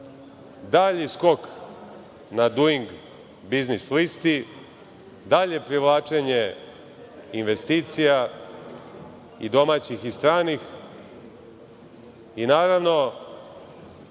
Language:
Serbian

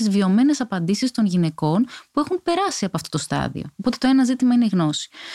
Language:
Greek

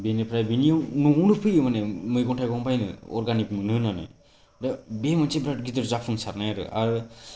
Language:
Bodo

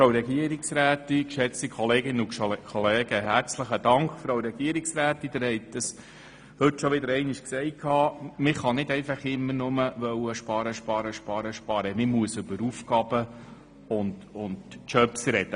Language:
Swiss German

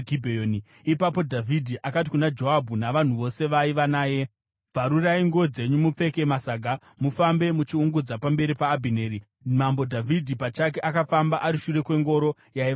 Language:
Shona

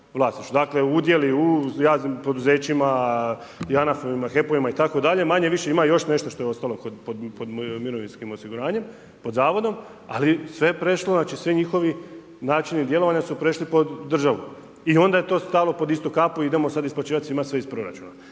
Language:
Croatian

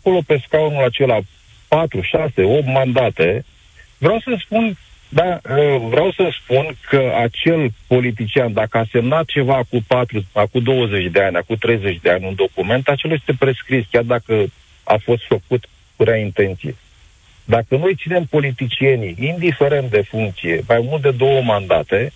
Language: Romanian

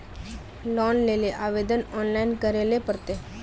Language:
Magahi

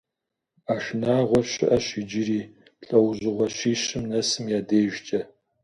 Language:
Kabardian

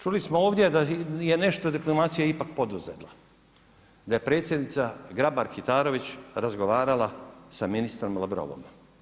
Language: Croatian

